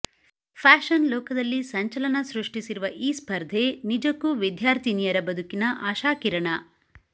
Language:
Kannada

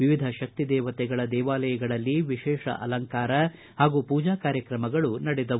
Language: Kannada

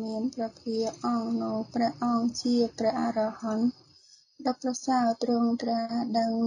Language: Vietnamese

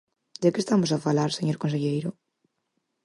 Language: Galician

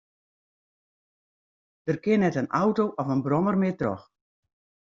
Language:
Western Frisian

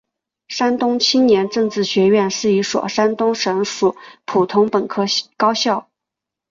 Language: Chinese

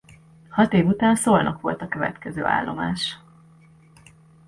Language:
Hungarian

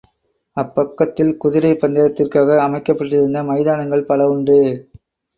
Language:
Tamil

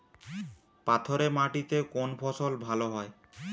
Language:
Bangla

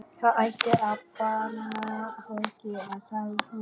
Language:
Icelandic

